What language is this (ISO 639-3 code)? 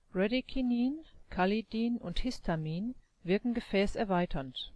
deu